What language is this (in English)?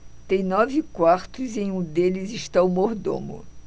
Portuguese